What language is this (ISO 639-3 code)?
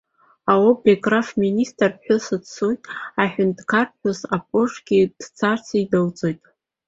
abk